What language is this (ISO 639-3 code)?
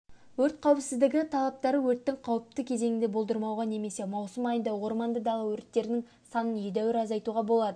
kaz